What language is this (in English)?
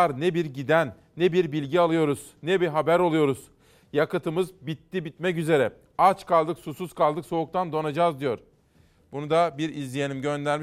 Turkish